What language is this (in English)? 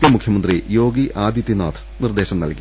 Malayalam